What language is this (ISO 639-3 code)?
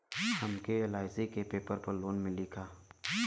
bho